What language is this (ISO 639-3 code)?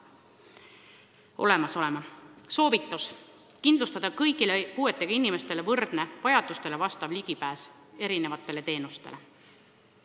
est